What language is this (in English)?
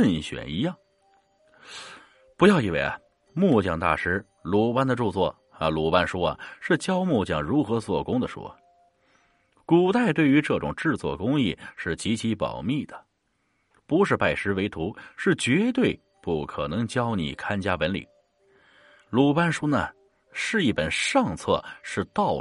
Chinese